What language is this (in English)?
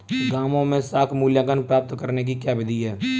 Hindi